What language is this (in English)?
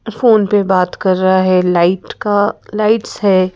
Hindi